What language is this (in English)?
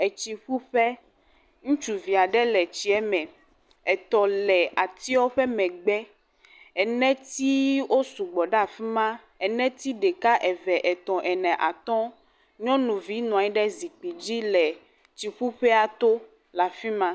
Ewe